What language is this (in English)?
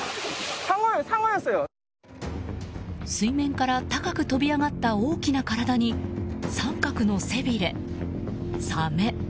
Japanese